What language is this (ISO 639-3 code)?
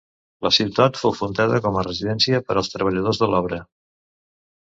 cat